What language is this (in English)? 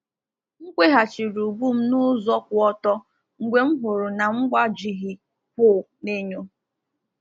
Igbo